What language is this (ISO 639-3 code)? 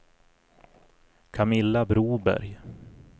swe